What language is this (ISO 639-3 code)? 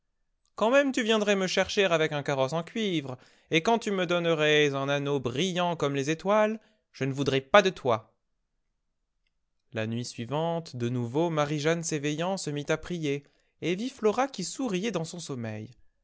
fra